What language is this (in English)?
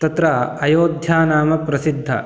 Sanskrit